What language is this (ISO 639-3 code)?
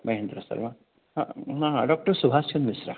san